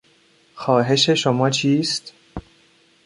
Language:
Persian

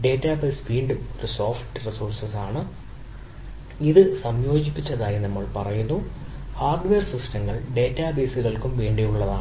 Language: Malayalam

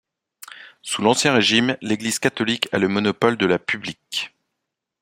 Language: French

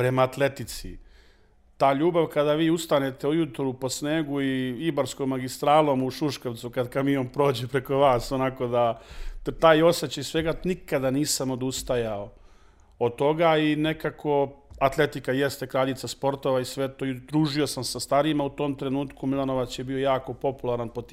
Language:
Croatian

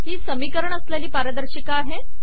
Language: Marathi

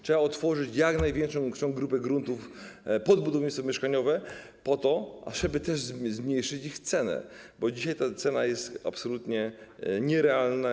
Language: Polish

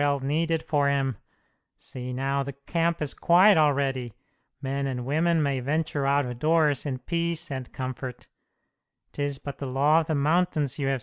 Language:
English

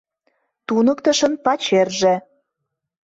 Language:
Mari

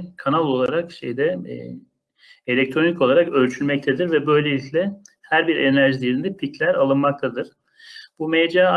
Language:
Turkish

